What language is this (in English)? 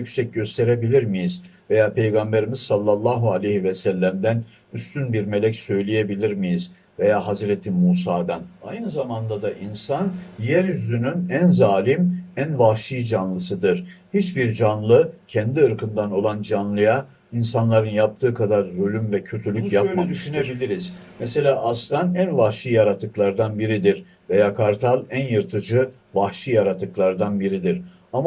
Turkish